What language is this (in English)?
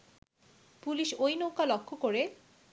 Bangla